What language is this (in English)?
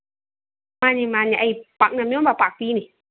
Manipuri